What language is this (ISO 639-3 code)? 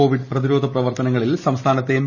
mal